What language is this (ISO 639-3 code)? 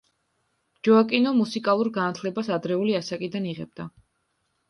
kat